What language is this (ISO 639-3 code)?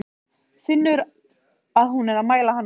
isl